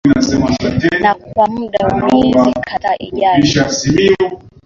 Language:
Swahili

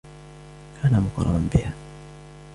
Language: Arabic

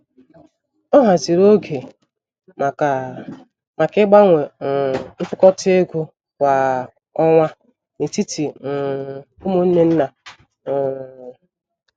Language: Igbo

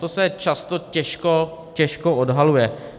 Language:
Czech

